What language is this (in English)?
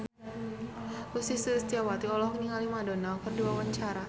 Sundanese